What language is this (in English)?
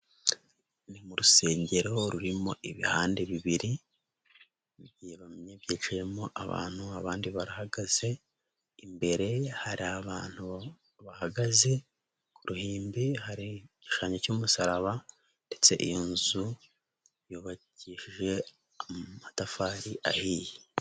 Kinyarwanda